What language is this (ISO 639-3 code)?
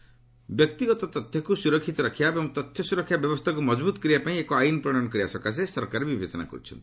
ori